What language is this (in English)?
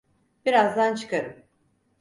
Turkish